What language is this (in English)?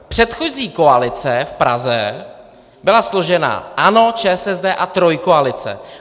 Czech